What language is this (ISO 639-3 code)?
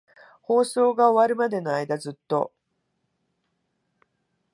jpn